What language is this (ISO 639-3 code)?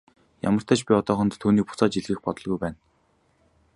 mon